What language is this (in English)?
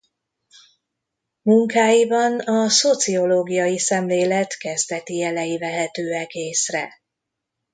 Hungarian